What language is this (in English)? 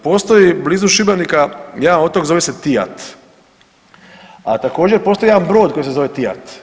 Croatian